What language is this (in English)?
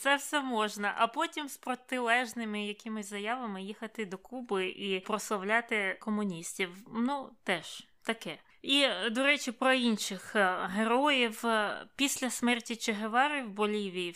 Ukrainian